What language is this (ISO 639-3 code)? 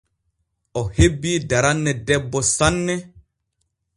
fue